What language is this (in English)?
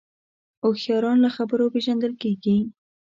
Pashto